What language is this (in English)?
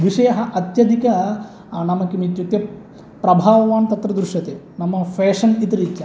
Sanskrit